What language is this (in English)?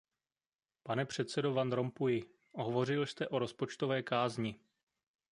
Czech